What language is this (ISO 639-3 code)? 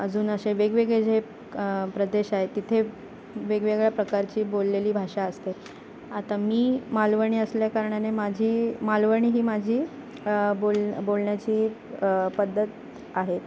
mar